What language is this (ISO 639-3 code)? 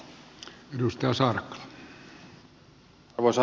fin